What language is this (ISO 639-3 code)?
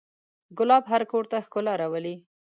pus